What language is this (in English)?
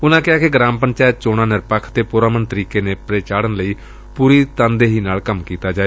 Punjabi